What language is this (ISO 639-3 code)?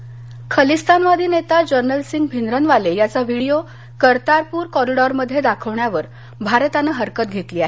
mar